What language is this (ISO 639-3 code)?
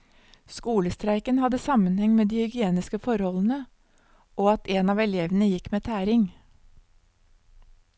nor